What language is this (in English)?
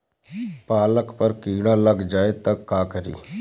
Bhojpuri